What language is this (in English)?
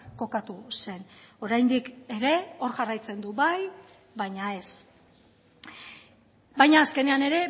Basque